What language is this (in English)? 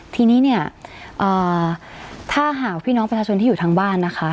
Thai